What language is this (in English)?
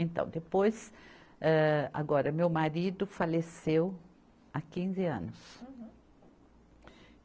Portuguese